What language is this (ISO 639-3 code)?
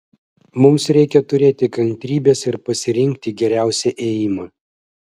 lit